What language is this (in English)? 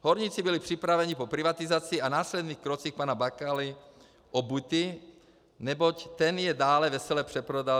Czech